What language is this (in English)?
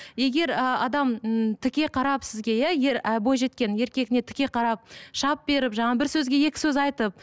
Kazakh